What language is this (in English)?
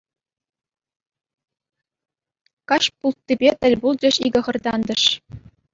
Chuvash